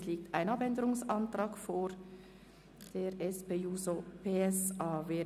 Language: Swiss German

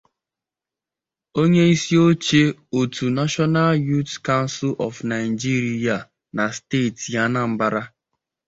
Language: Igbo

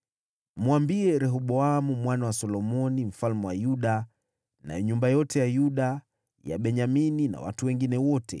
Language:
Swahili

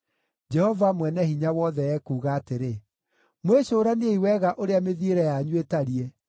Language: Kikuyu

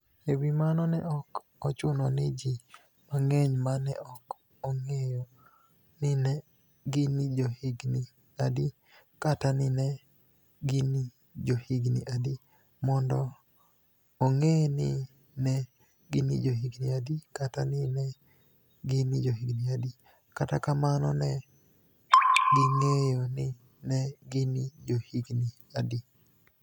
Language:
Luo (Kenya and Tanzania)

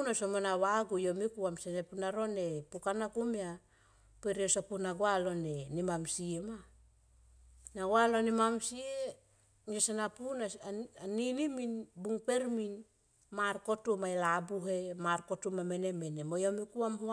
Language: Tomoip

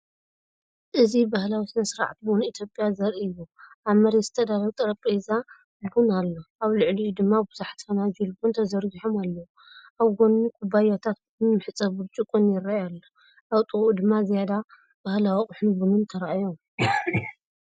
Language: Tigrinya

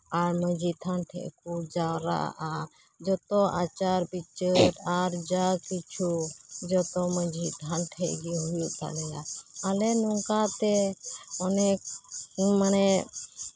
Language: Santali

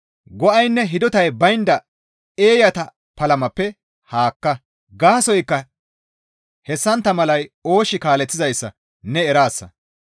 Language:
Gamo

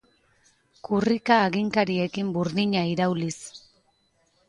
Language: Basque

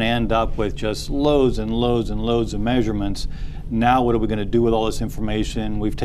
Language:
English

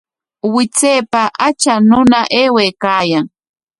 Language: Corongo Ancash Quechua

